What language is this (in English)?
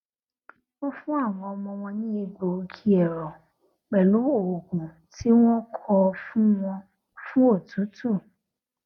Yoruba